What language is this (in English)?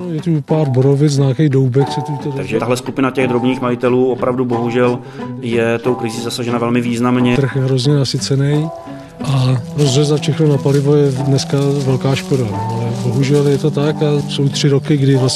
Czech